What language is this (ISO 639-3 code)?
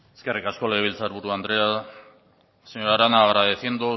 eus